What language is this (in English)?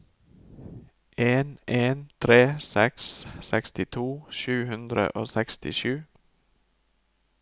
Norwegian